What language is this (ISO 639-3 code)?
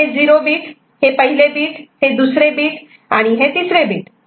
mar